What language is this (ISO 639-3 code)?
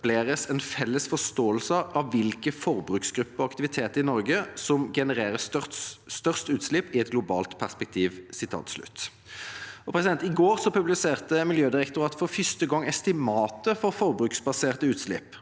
nor